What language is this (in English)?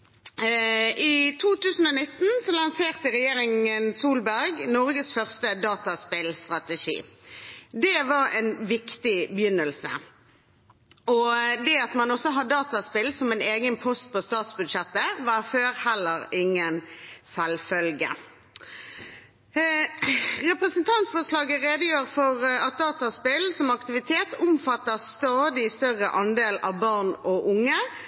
Norwegian Bokmål